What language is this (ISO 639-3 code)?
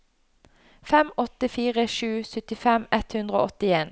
nor